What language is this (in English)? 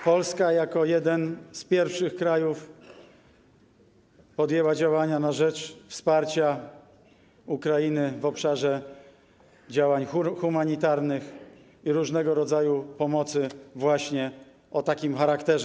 Polish